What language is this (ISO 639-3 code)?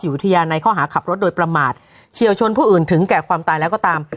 tha